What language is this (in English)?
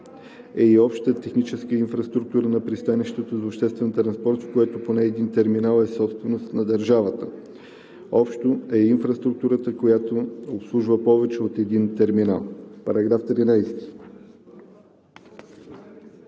Bulgarian